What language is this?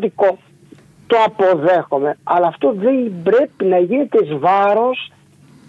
Greek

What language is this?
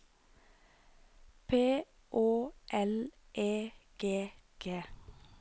Norwegian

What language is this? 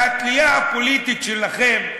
Hebrew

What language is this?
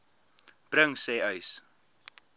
Afrikaans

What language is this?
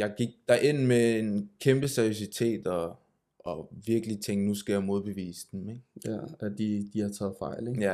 Danish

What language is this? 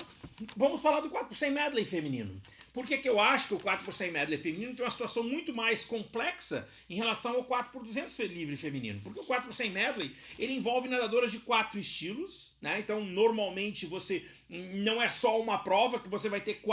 Portuguese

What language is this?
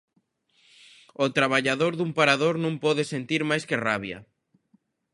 Galician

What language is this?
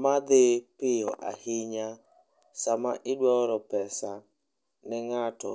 Luo (Kenya and Tanzania)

